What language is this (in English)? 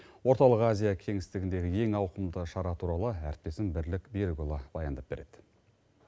Kazakh